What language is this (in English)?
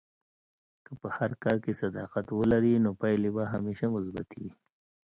Pashto